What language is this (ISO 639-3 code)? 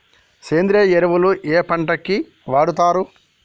tel